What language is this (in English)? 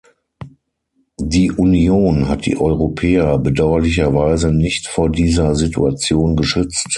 German